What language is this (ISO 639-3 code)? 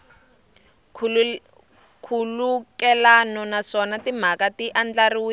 tso